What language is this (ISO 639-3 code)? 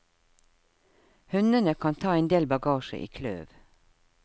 nor